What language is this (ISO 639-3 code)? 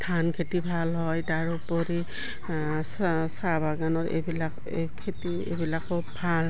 asm